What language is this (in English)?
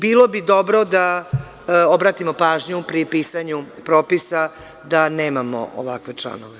Serbian